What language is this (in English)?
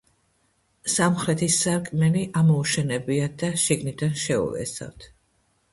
Georgian